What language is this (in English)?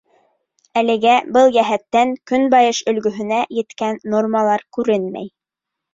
Bashkir